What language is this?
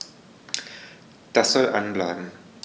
German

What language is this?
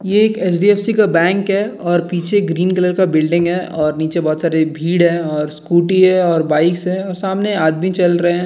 Hindi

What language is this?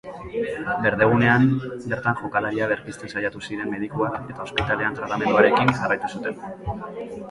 Basque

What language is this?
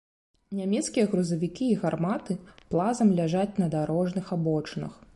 Belarusian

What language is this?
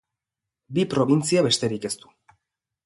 Basque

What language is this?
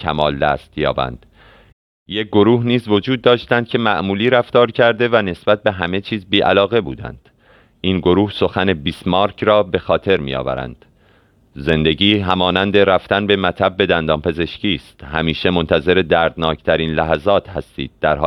Persian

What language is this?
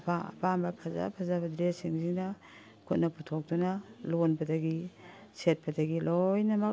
Manipuri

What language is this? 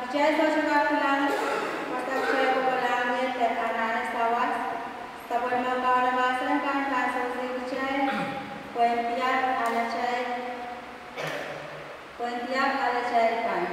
Indonesian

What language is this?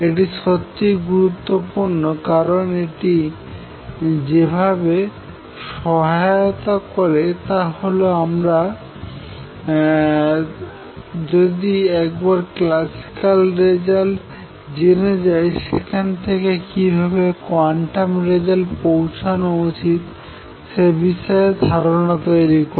Bangla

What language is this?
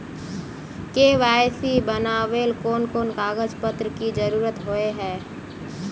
Magahi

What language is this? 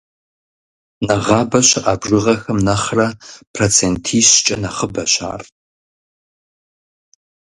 Kabardian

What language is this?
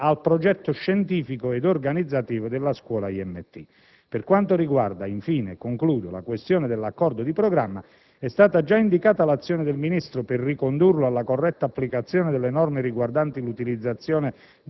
Italian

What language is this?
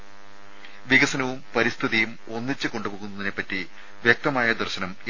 Malayalam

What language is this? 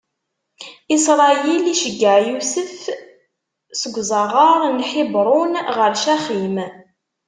Kabyle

